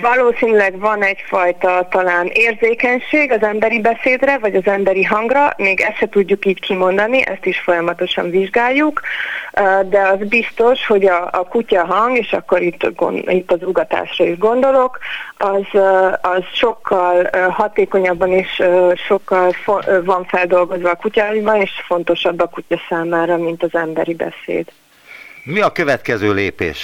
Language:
Hungarian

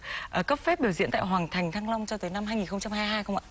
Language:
Vietnamese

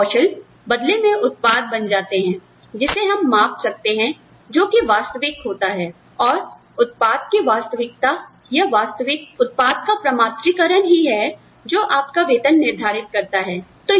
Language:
Hindi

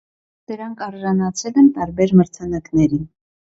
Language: Armenian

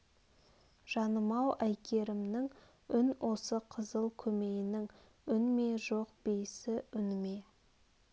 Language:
Kazakh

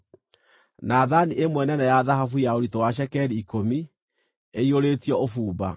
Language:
Kikuyu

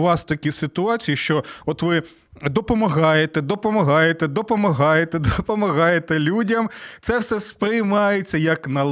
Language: Ukrainian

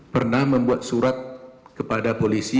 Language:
Indonesian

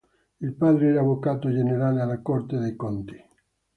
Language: Italian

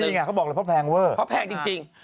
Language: Thai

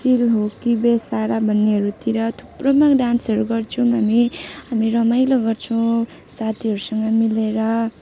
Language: Nepali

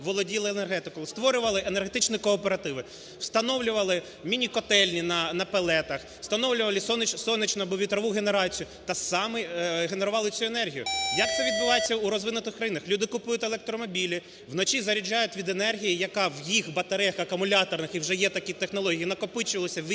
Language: Ukrainian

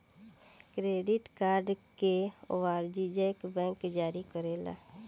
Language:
Bhojpuri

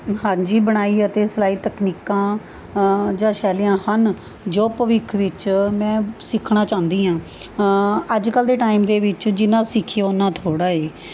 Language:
Punjabi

